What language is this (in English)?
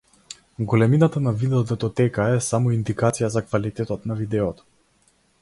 Macedonian